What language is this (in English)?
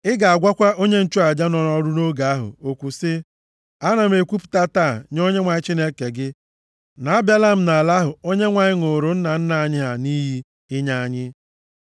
Igbo